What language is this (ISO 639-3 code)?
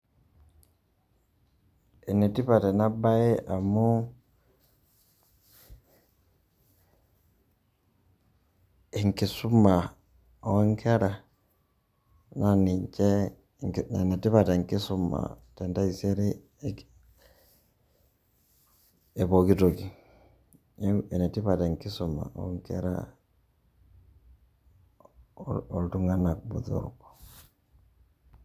mas